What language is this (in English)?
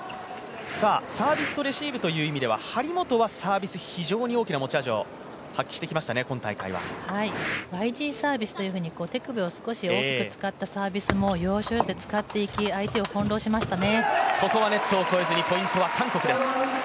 Japanese